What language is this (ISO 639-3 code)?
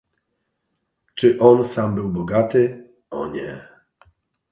pol